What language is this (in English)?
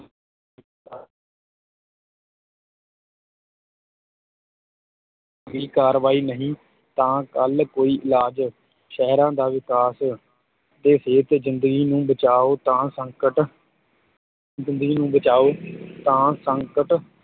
Punjabi